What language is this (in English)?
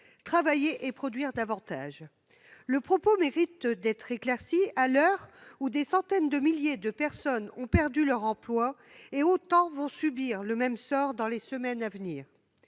French